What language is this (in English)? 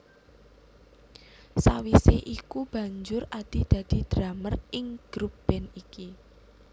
Javanese